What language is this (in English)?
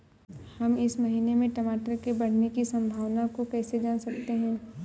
Hindi